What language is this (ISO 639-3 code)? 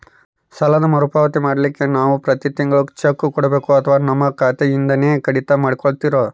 kan